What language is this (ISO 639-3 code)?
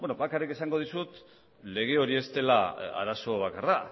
eus